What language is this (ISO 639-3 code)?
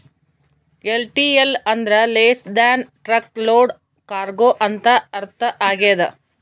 kan